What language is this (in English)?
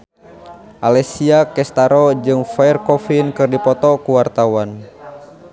Sundanese